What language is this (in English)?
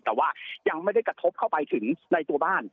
Thai